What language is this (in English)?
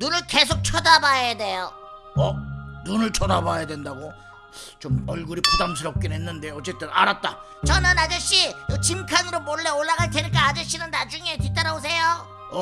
Korean